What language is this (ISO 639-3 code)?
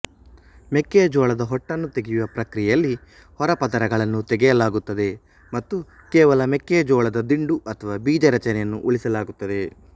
kan